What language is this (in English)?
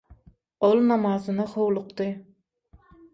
Turkmen